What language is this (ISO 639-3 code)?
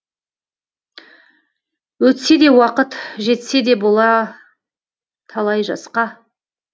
kaz